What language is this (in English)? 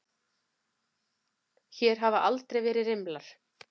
Icelandic